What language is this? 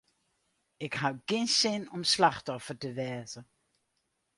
Western Frisian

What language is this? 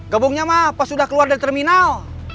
Indonesian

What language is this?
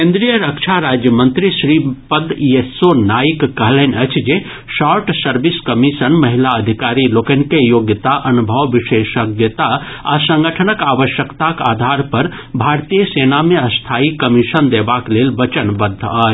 Maithili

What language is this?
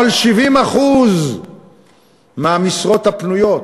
Hebrew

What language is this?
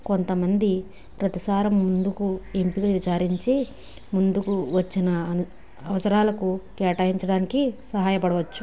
Telugu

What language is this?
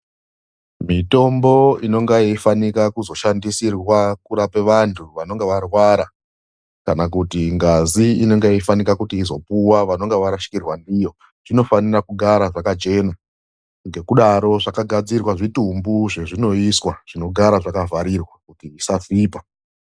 Ndau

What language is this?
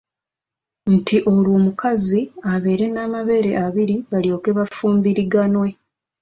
Ganda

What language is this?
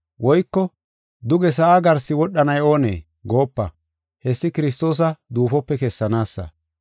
Gofa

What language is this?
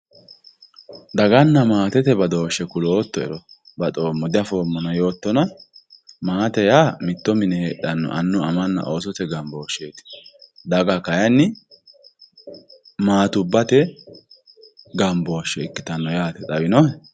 Sidamo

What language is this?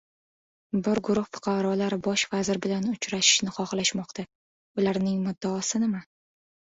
Uzbek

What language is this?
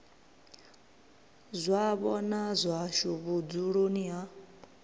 Venda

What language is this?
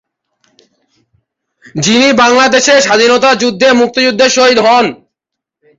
Bangla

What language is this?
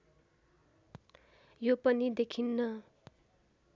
Nepali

